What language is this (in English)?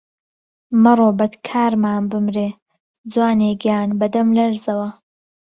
Central Kurdish